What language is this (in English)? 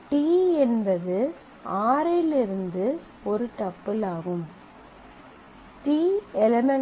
Tamil